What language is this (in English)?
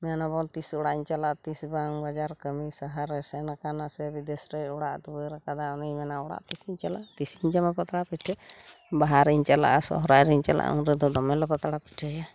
Santali